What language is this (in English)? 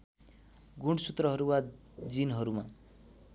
Nepali